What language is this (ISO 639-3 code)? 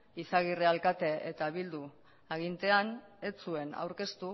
eus